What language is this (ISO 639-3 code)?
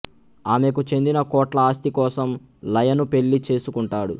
tel